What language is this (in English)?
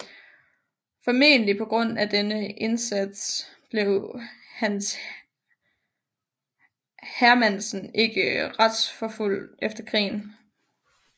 Danish